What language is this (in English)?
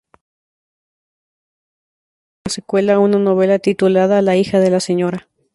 Spanish